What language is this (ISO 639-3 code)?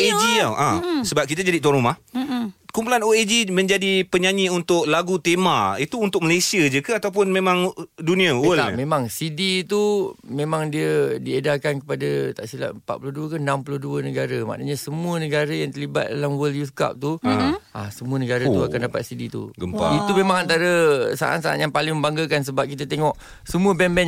msa